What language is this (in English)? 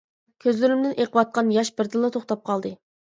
Uyghur